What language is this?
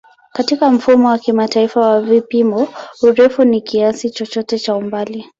Swahili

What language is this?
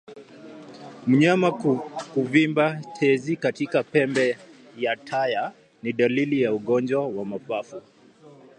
Swahili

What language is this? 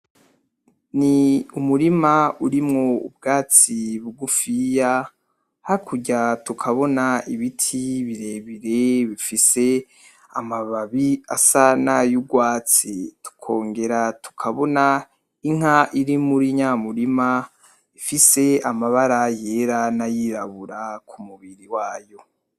Rundi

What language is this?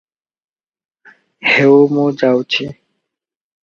Odia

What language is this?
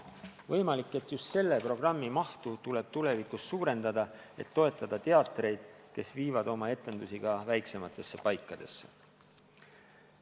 Estonian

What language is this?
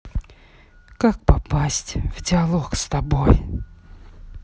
Russian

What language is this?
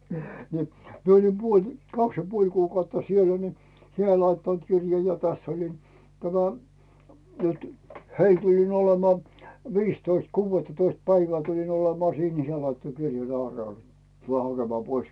Finnish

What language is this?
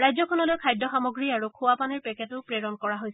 Assamese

